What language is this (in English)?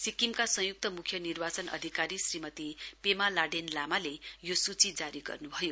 Nepali